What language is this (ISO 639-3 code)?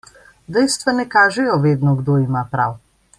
slv